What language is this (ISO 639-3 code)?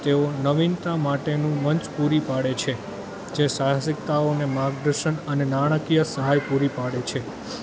guj